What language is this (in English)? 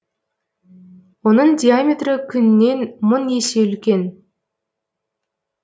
Kazakh